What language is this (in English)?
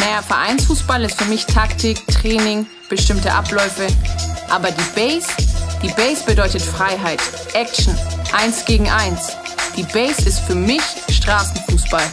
German